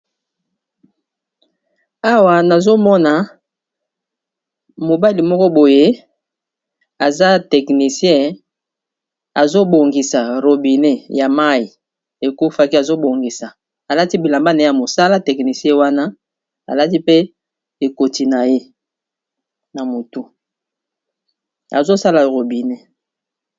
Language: Lingala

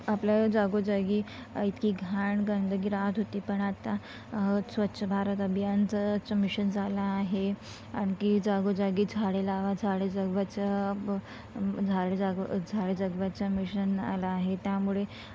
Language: Marathi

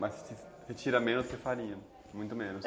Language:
Portuguese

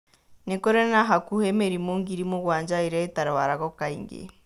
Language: Kikuyu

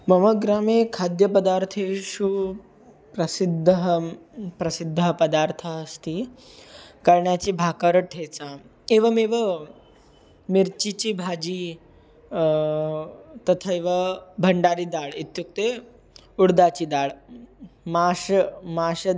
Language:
Sanskrit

